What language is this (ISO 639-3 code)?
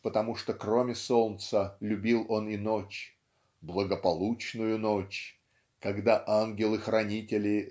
rus